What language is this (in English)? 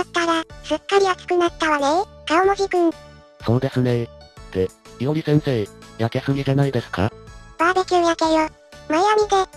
Japanese